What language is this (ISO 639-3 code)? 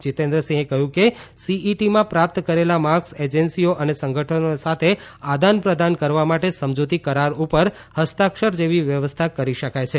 guj